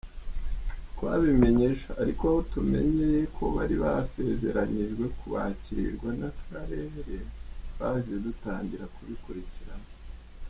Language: Kinyarwanda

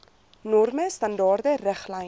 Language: Afrikaans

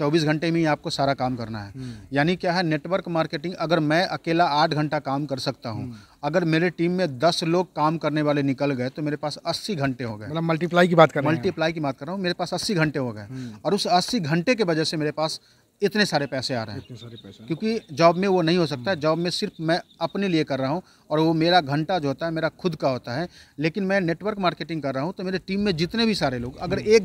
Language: Hindi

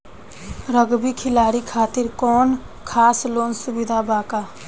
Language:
Bhojpuri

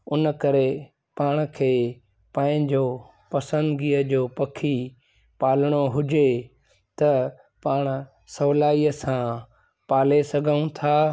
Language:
Sindhi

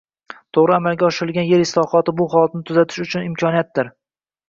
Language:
Uzbek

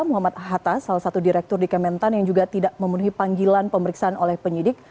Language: Indonesian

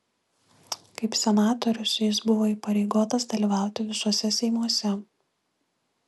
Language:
Lithuanian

